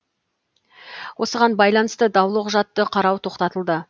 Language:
Kazakh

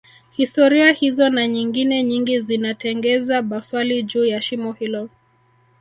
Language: Swahili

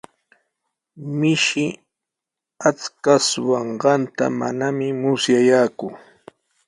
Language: Sihuas Ancash Quechua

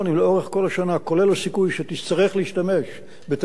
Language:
Hebrew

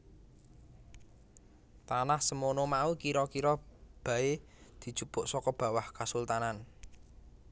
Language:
Javanese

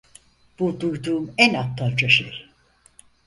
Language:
Turkish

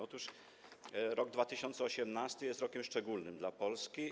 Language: Polish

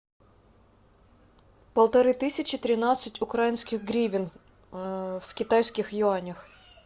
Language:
Russian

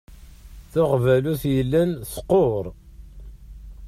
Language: Kabyle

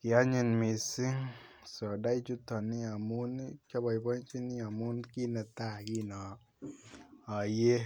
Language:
Kalenjin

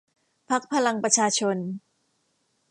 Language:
Thai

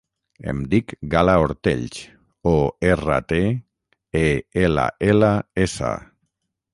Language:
Catalan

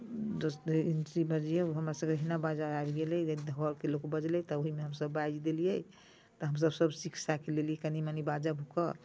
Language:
Maithili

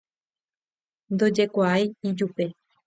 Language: Guarani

